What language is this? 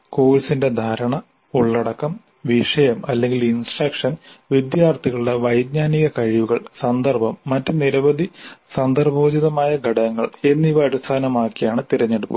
Malayalam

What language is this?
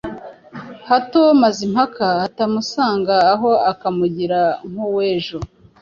Kinyarwanda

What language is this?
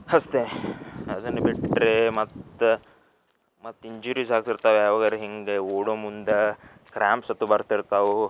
Kannada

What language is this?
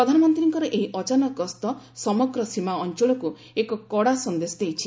Odia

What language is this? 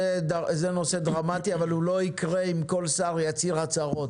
Hebrew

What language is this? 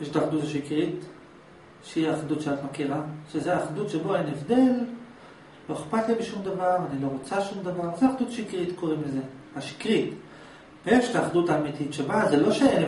Hebrew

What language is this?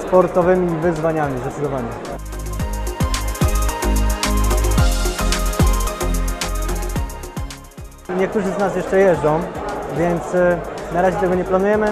Polish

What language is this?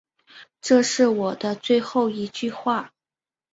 Chinese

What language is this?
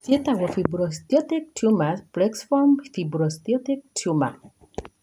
Kikuyu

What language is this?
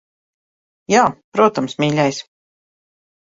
Latvian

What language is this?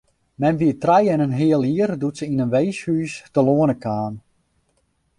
Western Frisian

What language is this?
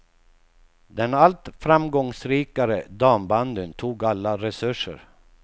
Swedish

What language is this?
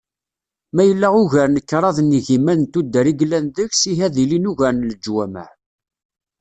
Kabyle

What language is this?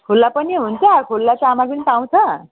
Nepali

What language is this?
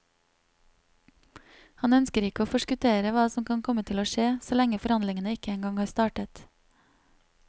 Norwegian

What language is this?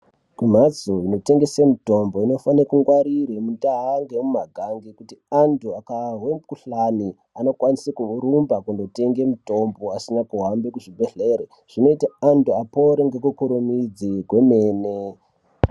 Ndau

